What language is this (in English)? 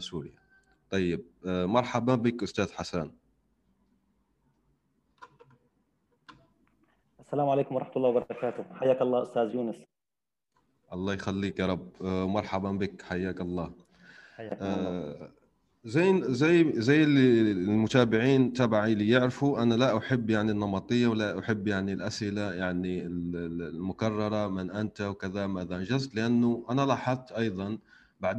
Arabic